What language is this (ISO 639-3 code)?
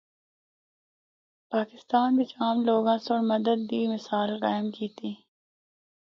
hno